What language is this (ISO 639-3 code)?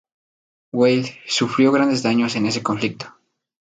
spa